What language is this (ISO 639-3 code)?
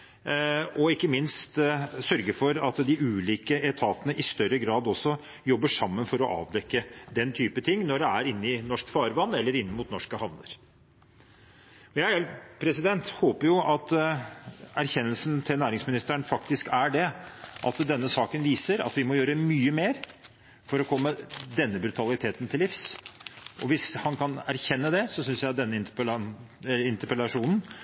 nob